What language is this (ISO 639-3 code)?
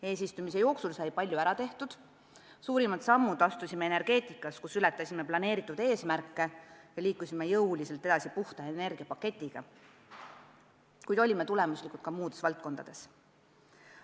est